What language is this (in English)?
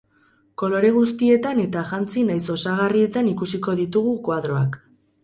Basque